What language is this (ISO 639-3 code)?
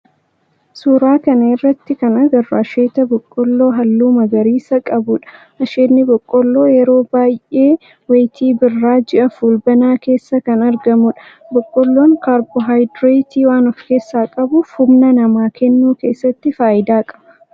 orm